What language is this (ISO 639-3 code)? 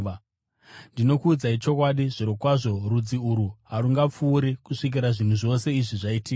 sna